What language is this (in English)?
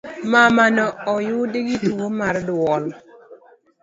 Luo (Kenya and Tanzania)